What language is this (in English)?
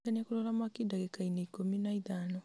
Kikuyu